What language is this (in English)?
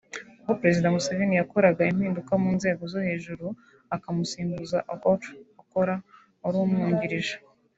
Kinyarwanda